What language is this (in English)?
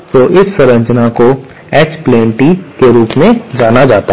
Hindi